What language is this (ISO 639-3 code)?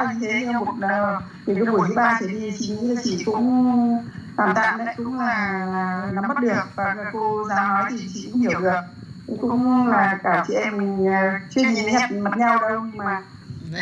vie